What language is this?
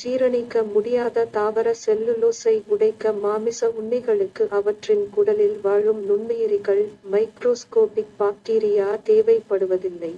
Turkish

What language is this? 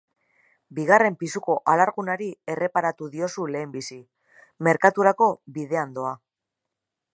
Basque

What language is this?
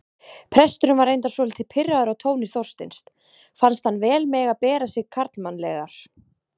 Icelandic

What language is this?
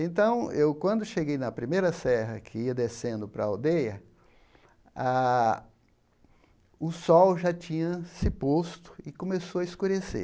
Portuguese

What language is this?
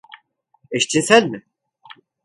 Turkish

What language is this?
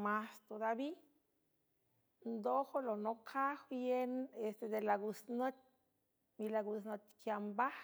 San Francisco Del Mar Huave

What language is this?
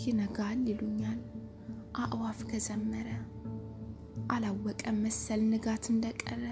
Amharic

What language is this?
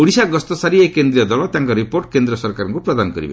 Odia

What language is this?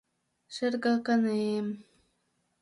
Mari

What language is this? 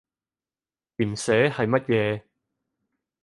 Cantonese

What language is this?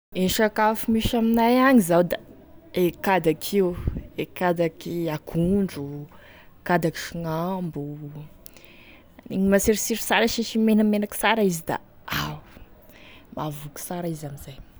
Tesaka Malagasy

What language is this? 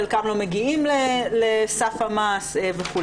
Hebrew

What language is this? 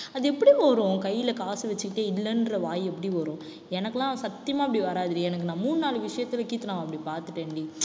Tamil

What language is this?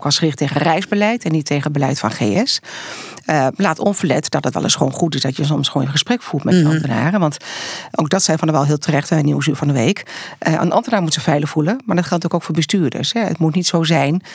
Dutch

